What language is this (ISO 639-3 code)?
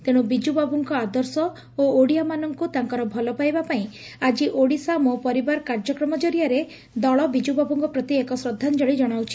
ori